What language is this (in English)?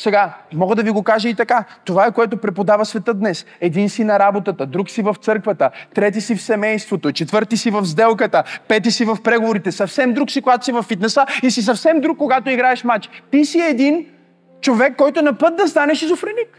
Bulgarian